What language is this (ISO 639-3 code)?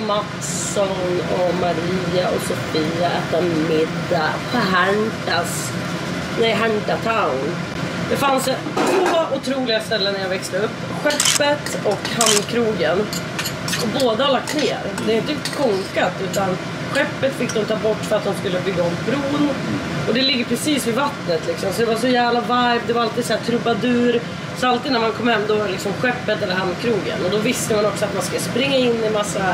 swe